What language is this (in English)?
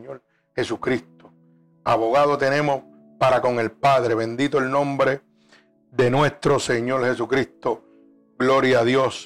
Spanish